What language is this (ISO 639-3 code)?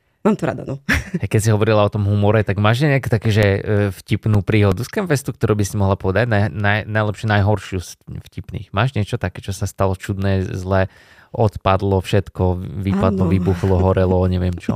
slk